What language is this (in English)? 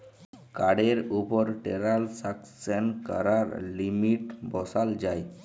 Bangla